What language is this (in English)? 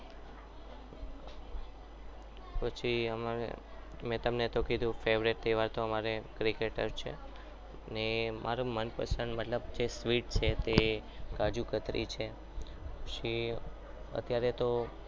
Gujarati